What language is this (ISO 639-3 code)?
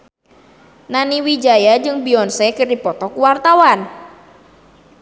sun